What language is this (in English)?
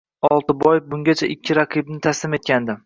Uzbek